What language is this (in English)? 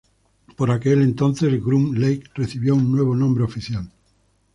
Spanish